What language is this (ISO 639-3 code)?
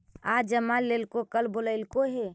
mag